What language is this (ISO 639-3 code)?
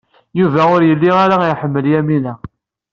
kab